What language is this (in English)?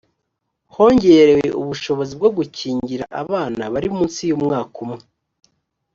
Kinyarwanda